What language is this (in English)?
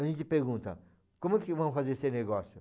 Portuguese